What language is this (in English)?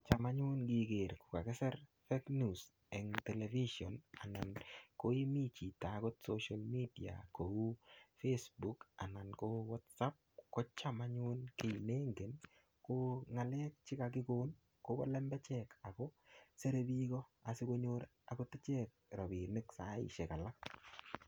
Kalenjin